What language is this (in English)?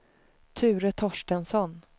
Swedish